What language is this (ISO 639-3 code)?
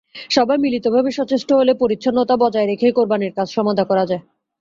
ben